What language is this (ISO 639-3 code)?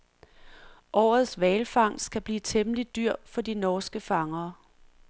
dan